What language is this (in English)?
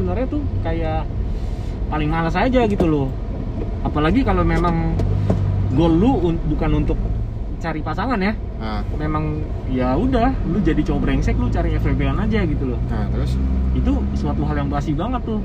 Indonesian